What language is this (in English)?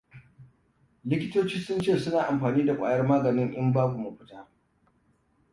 Hausa